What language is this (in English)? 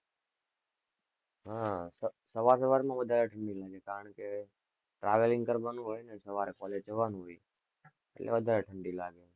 Gujarati